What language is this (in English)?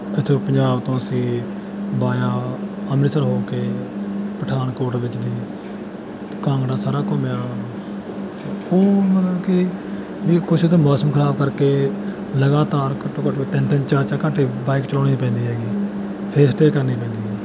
Punjabi